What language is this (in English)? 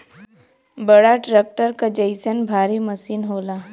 Bhojpuri